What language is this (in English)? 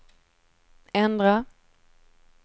Swedish